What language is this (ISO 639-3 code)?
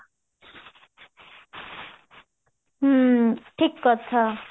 ori